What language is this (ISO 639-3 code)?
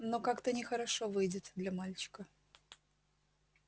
rus